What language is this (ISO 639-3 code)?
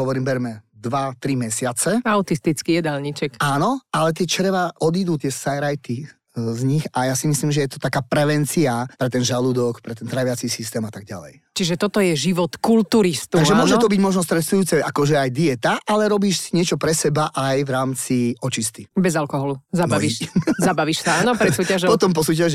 slk